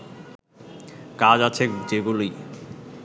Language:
Bangla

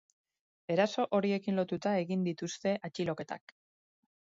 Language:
Basque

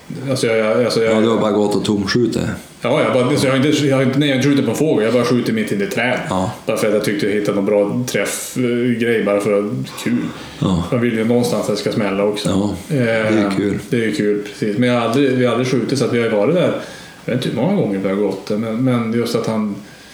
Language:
Swedish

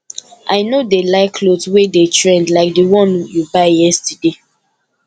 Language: Nigerian Pidgin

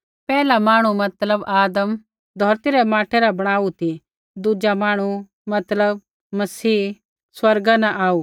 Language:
Kullu Pahari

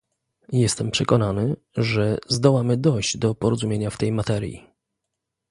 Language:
Polish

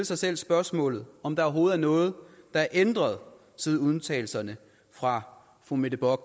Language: Danish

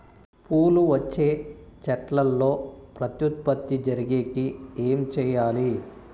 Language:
Telugu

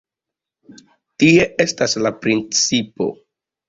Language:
Esperanto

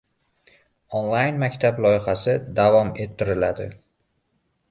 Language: Uzbek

